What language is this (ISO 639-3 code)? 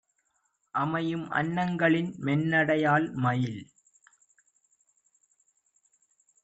tam